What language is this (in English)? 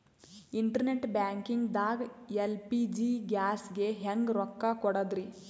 Kannada